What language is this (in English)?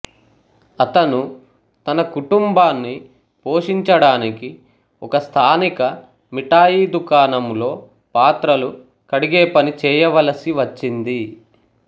Telugu